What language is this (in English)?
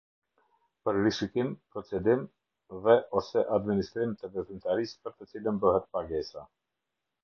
Albanian